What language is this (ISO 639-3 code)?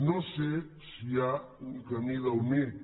cat